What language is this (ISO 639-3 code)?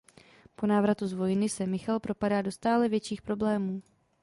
ces